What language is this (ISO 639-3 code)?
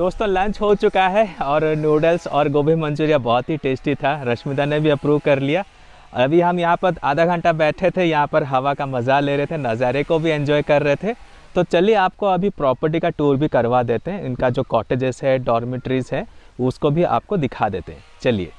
hin